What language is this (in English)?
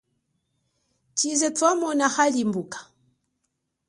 Chokwe